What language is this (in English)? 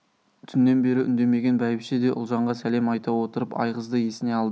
Kazakh